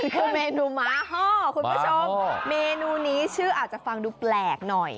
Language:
Thai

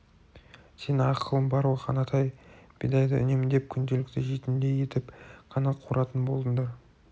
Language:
Kazakh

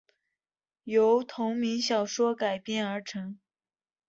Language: Chinese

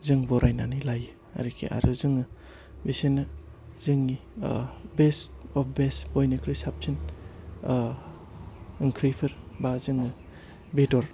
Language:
Bodo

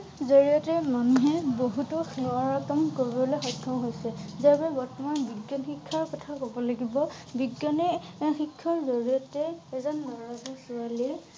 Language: Assamese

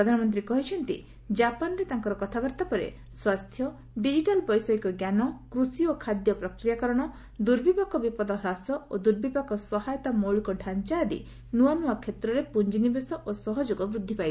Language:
Odia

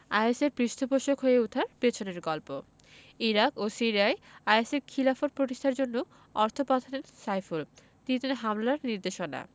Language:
Bangla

